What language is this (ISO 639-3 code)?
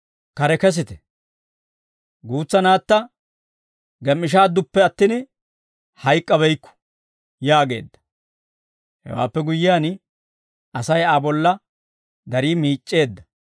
dwr